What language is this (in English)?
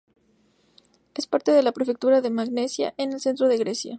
Spanish